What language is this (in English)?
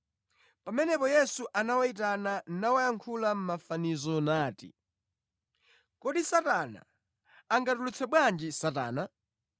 Nyanja